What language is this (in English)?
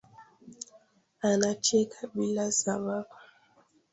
Swahili